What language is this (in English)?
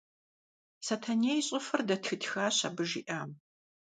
Kabardian